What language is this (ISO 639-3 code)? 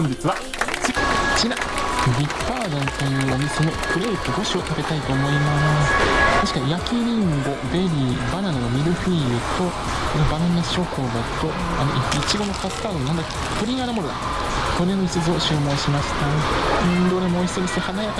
jpn